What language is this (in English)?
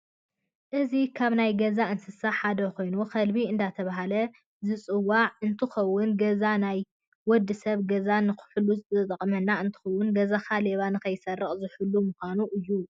Tigrinya